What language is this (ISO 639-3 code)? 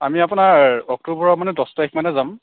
asm